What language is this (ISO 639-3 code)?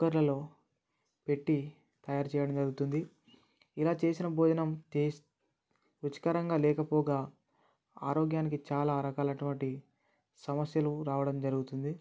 tel